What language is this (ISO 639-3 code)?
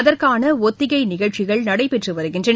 tam